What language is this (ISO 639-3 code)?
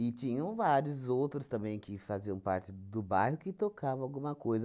por